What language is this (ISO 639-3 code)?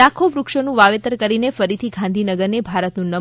guj